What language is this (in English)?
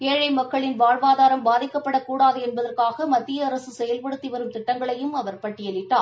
Tamil